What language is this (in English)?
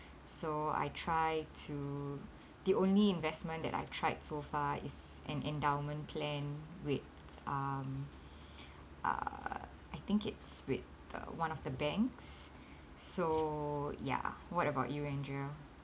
English